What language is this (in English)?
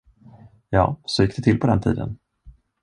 Swedish